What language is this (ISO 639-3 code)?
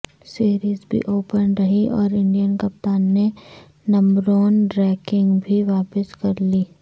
urd